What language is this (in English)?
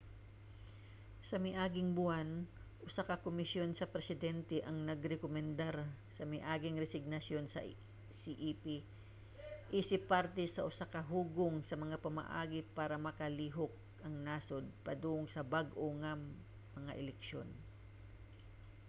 Cebuano